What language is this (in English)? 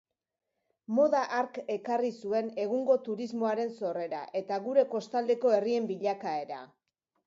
Basque